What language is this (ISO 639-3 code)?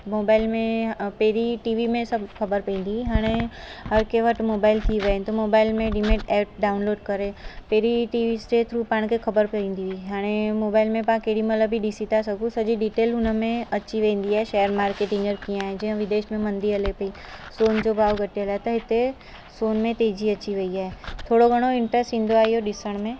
snd